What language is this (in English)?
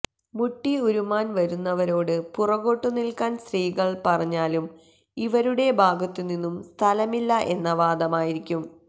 Malayalam